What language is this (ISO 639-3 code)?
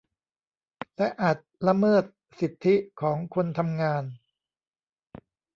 tha